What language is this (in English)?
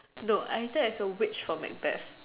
English